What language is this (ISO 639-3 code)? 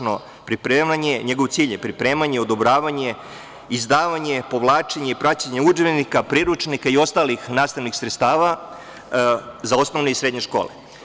srp